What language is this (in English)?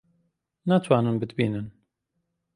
Central Kurdish